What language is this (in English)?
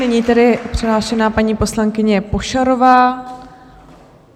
Czech